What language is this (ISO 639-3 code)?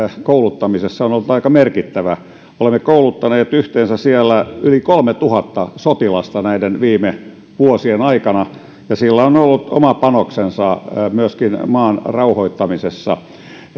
fin